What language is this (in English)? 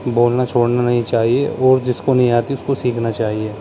Urdu